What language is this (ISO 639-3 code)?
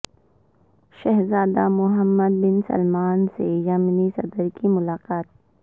urd